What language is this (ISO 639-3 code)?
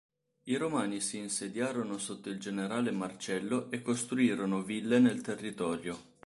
ita